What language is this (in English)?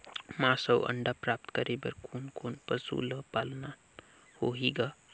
Chhattisgarhi